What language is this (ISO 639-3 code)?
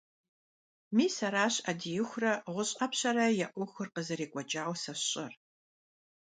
kbd